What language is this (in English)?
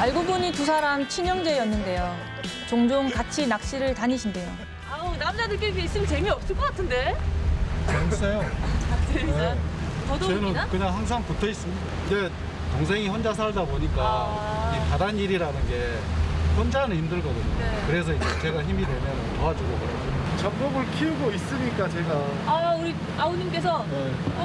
Korean